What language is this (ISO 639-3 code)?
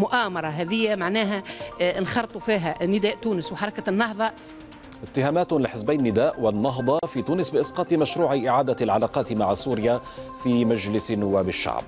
ara